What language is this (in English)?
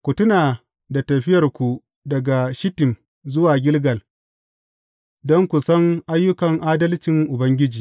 Hausa